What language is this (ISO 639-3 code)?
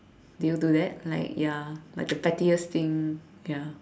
eng